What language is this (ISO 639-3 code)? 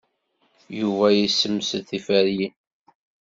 kab